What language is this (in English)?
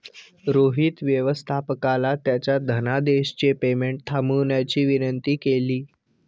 Marathi